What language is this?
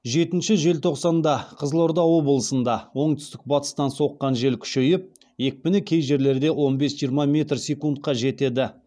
Kazakh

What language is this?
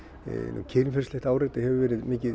Icelandic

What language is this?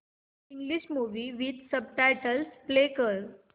Marathi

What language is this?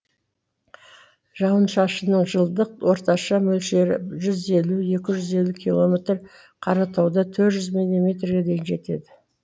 Kazakh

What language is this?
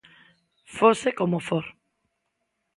Galician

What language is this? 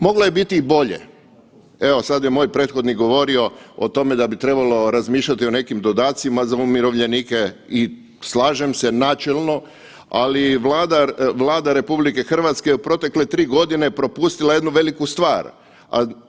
Croatian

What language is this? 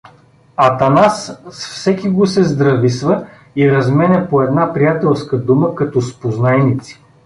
Bulgarian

